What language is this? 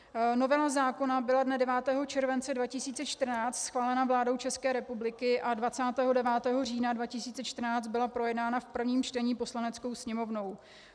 Czech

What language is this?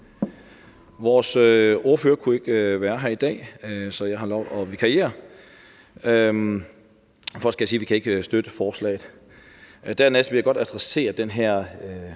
Danish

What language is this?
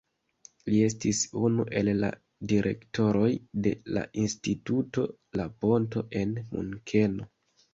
Esperanto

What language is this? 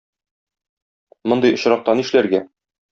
Tatar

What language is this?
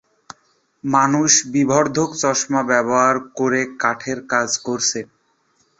Bangla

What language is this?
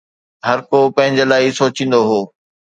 Sindhi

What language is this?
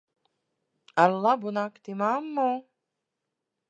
Latvian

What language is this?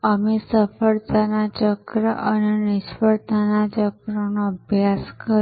Gujarati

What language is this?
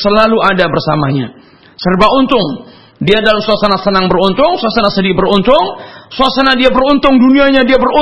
Malay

